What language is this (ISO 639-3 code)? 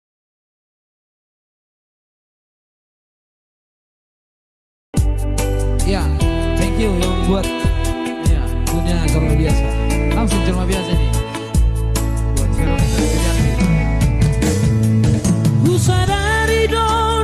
ind